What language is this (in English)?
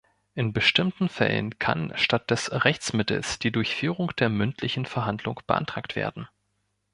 German